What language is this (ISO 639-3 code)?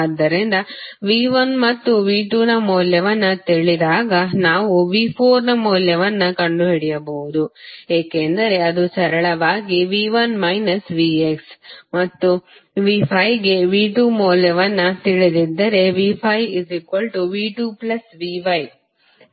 kan